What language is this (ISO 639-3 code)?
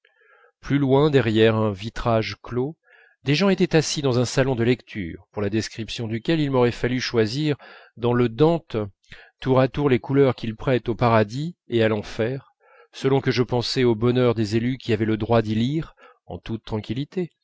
fra